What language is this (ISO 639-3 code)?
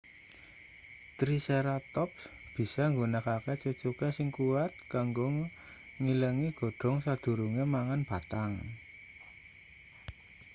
jav